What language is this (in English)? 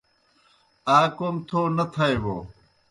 Kohistani Shina